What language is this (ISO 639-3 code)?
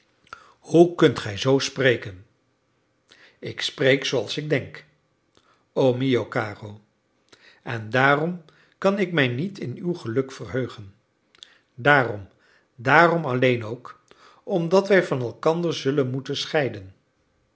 nld